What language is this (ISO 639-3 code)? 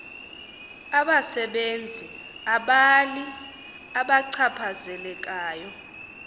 xho